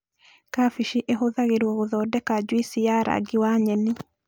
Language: Kikuyu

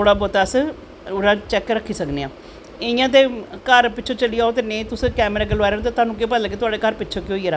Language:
Dogri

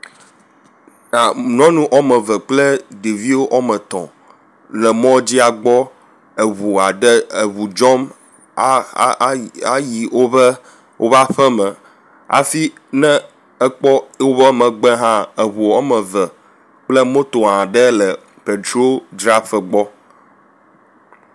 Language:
Ewe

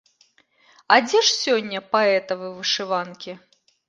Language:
Belarusian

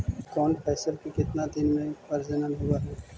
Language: Magahi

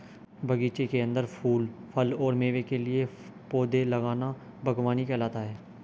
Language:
Hindi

